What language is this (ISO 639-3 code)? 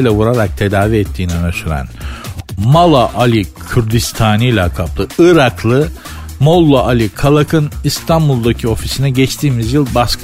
tur